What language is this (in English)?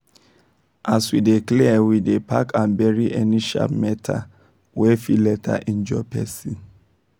Nigerian Pidgin